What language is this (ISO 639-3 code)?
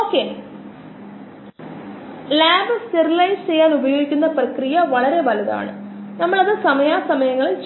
mal